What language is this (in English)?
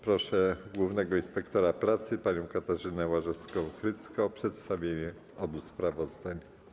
Polish